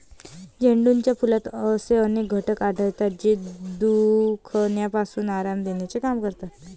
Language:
Marathi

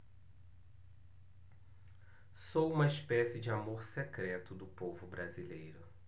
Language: Portuguese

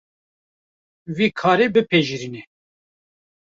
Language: Kurdish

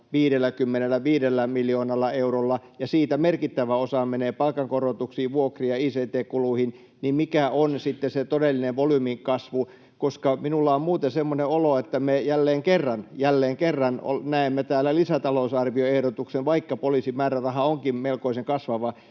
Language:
Finnish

